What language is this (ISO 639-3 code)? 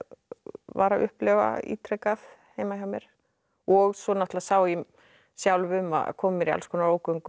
isl